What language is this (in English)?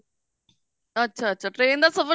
Punjabi